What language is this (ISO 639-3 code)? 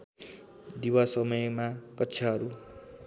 nep